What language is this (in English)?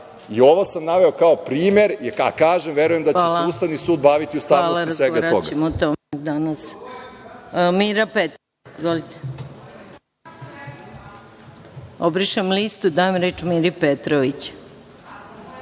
Serbian